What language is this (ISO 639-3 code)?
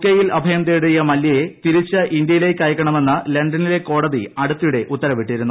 mal